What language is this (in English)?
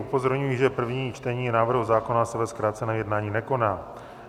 Czech